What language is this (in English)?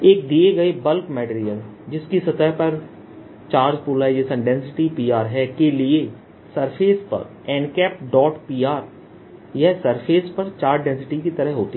Hindi